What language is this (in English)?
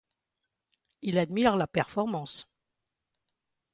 French